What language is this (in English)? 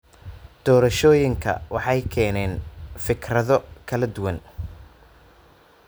Somali